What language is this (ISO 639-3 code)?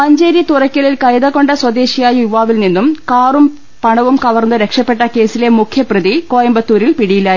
mal